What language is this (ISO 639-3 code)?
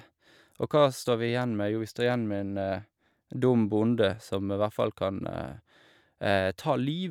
nor